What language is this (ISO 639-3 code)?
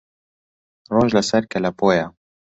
ckb